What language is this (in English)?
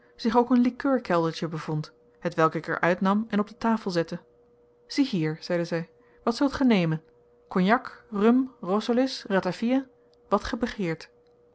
Dutch